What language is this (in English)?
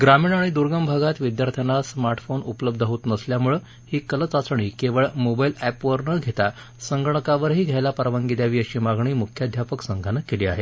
Marathi